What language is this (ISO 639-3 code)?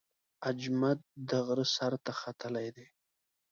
pus